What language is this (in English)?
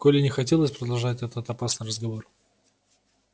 Russian